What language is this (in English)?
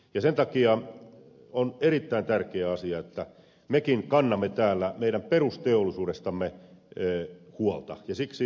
Finnish